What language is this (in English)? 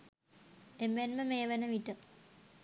Sinhala